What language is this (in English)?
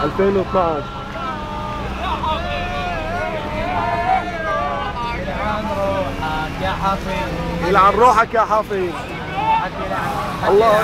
Arabic